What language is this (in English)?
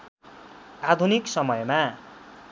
Nepali